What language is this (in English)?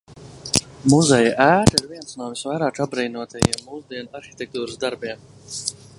Latvian